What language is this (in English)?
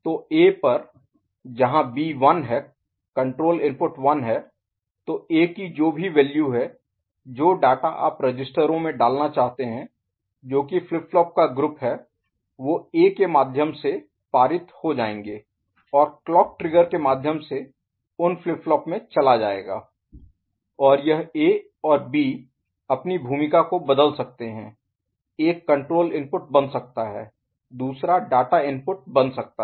Hindi